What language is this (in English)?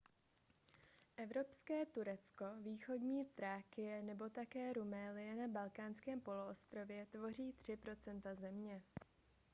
Czech